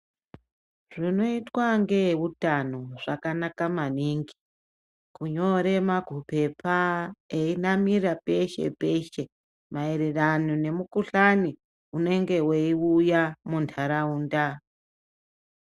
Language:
Ndau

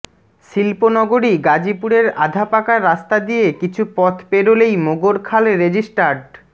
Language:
Bangla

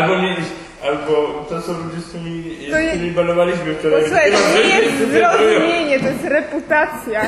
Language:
Polish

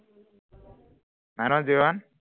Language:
Assamese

